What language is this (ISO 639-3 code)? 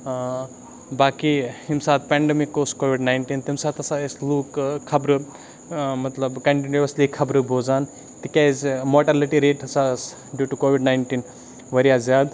kas